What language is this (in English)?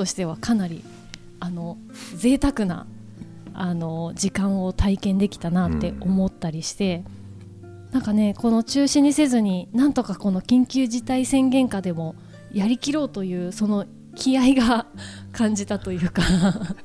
Japanese